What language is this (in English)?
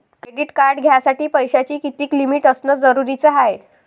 Marathi